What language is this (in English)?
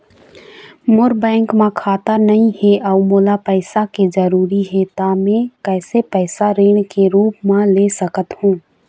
Chhattisgarhi